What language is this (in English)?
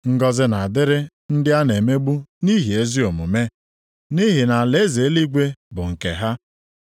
Igbo